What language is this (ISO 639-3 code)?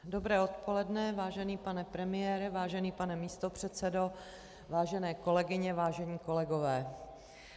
ces